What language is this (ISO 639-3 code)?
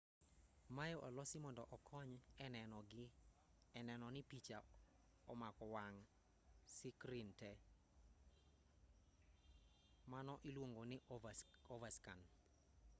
luo